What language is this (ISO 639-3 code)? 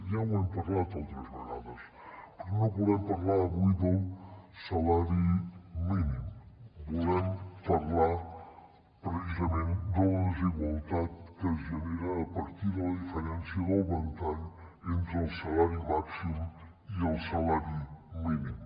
cat